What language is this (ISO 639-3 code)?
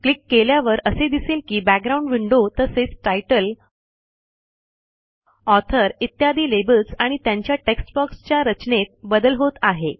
mar